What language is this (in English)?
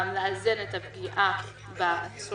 Hebrew